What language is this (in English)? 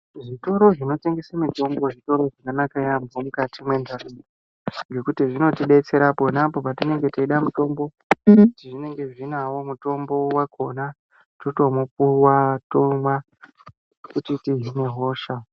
Ndau